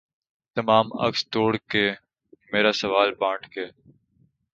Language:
Urdu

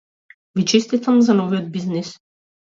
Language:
Macedonian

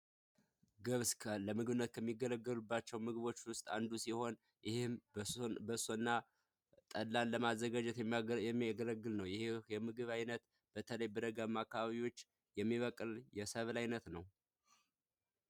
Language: Amharic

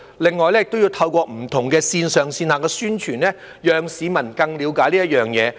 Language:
Cantonese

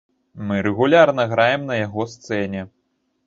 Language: Belarusian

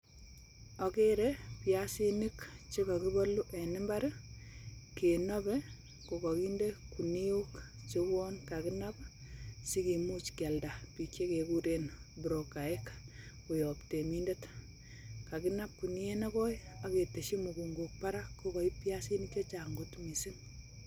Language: Kalenjin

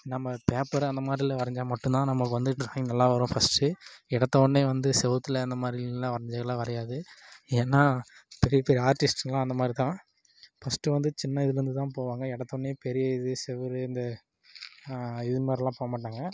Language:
Tamil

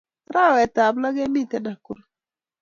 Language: Kalenjin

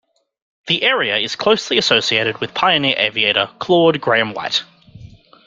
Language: English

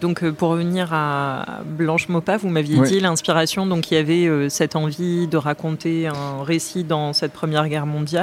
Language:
French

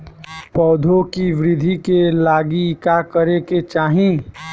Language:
Bhojpuri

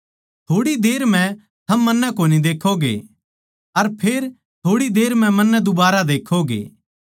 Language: Haryanvi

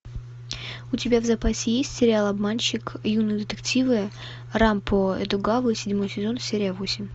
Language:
Russian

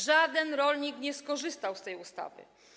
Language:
Polish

